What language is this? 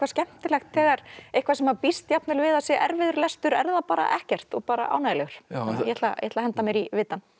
Icelandic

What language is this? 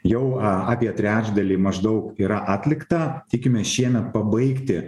Lithuanian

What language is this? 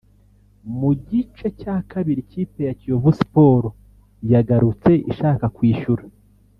Kinyarwanda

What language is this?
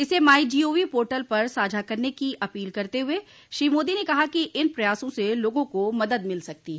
Hindi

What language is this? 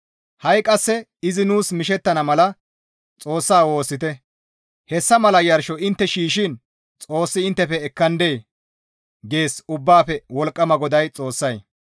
Gamo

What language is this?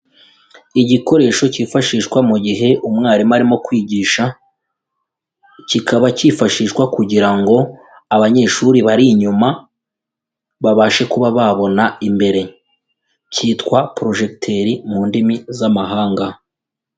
Kinyarwanda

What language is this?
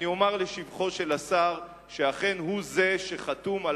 Hebrew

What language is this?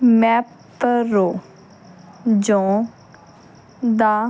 Punjabi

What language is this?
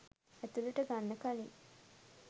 Sinhala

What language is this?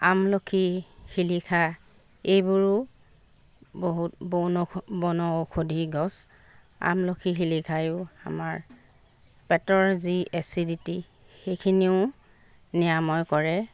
Assamese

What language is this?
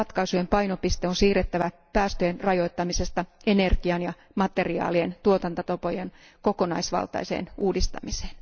Finnish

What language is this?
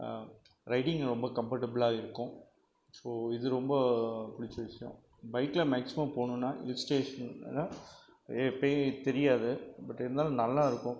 Tamil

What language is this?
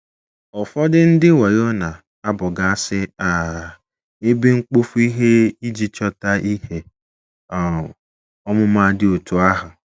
Igbo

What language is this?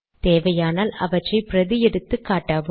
Tamil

